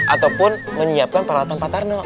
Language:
Indonesian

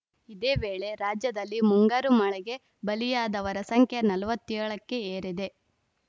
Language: Kannada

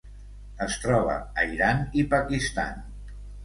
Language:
Catalan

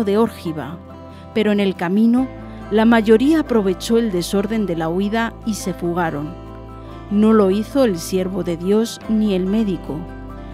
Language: Spanish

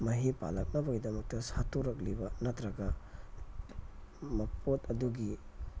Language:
Manipuri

